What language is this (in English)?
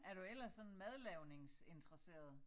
Danish